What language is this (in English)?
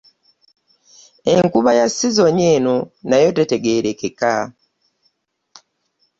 Ganda